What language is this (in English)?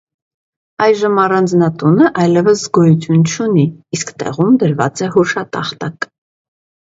Armenian